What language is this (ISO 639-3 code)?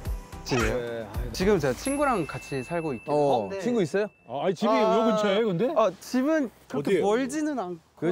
kor